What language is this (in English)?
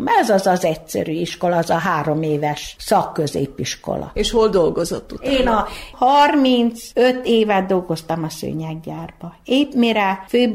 Hungarian